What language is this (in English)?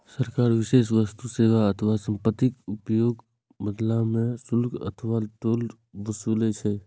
Maithili